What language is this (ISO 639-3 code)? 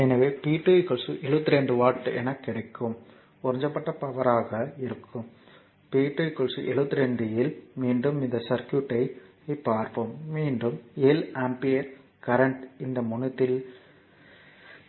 tam